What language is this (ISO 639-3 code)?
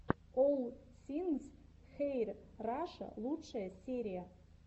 rus